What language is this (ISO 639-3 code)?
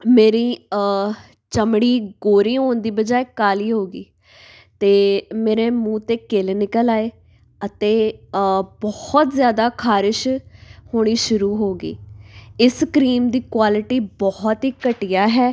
pan